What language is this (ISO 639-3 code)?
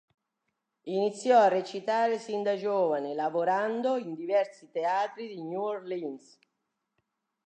ita